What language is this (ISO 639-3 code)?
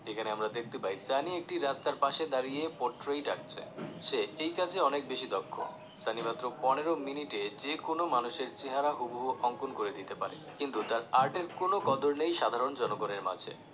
ben